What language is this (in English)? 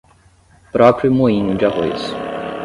Portuguese